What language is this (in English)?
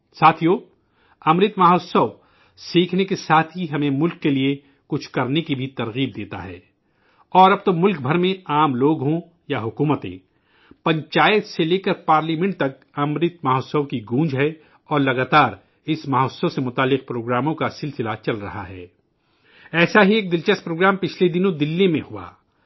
Urdu